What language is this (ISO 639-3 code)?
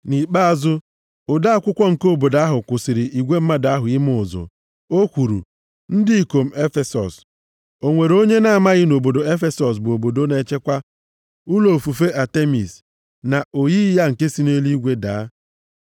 ibo